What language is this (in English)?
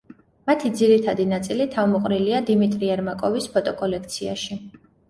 Georgian